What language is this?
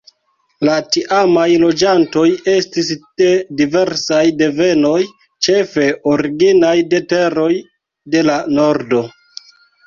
Esperanto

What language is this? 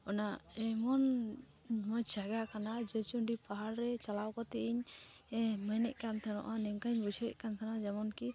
Santali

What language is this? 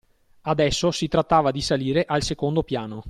Italian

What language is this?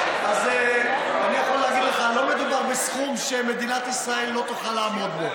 Hebrew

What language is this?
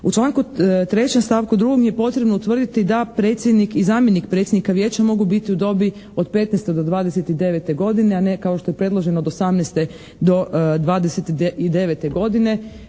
Croatian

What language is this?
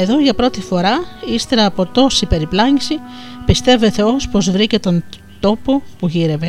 Greek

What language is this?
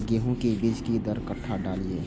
Maithili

